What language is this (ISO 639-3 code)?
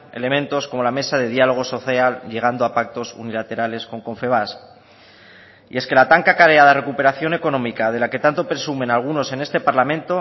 spa